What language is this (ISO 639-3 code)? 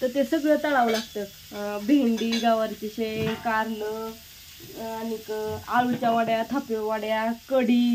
ron